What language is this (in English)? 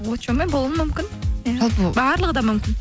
Kazakh